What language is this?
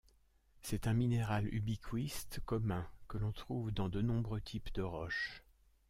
French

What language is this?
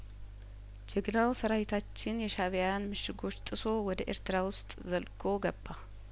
Amharic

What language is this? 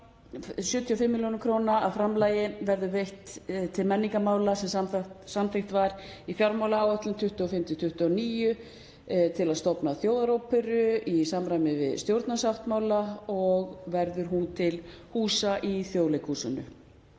Icelandic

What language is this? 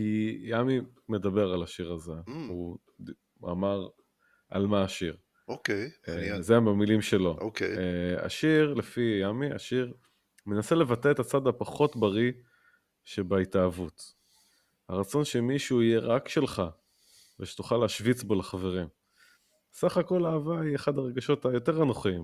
Hebrew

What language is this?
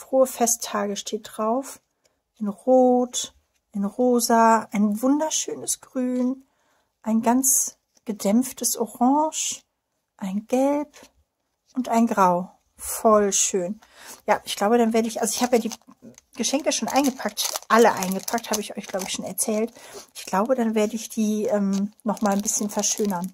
German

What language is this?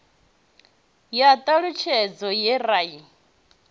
Venda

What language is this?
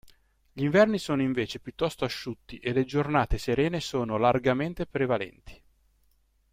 Italian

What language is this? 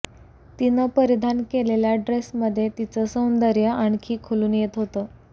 Marathi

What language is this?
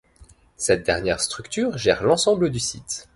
French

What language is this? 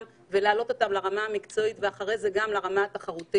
Hebrew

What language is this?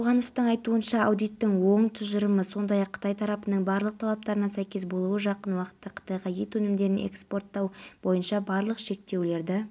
Kazakh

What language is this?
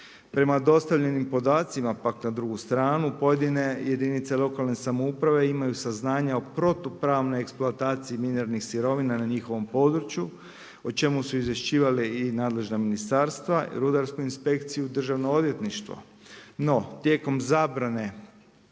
Croatian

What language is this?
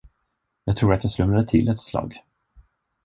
Swedish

